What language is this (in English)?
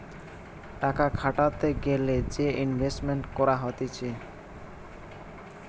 Bangla